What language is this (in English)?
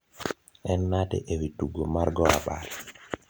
Luo (Kenya and Tanzania)